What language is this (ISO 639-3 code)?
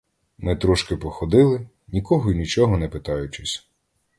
ukr